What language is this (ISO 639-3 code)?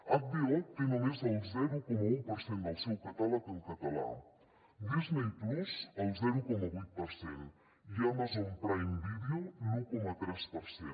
cat